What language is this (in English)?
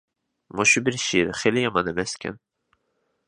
Uyghur